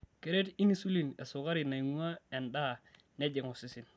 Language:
Masai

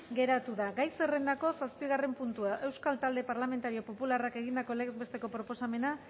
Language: Basque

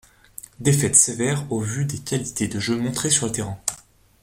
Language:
French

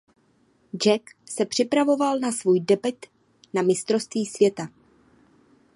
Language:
Czech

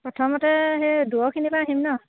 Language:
Assamese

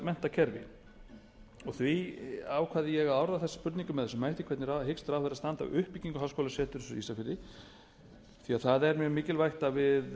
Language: Icelandic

